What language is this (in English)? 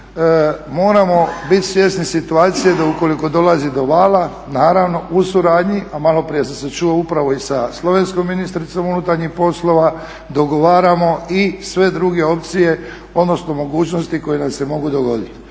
Croatian